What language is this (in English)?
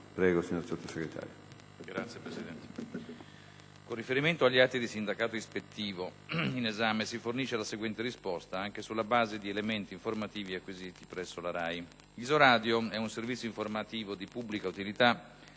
Italian